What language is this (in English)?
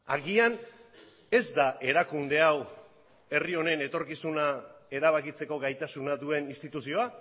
Basque